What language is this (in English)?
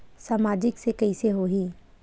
Chhattisgarhi